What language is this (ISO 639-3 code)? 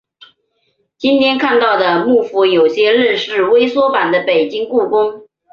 zho